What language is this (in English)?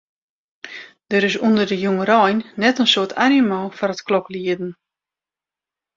Western Frisian